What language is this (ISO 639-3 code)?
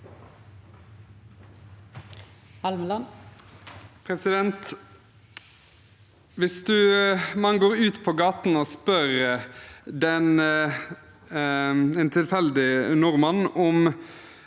nor